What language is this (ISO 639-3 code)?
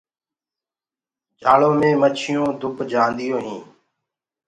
ggg